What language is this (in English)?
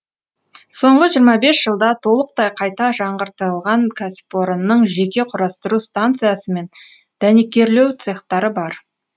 Kazakh